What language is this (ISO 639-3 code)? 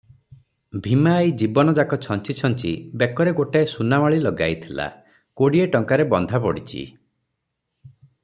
ori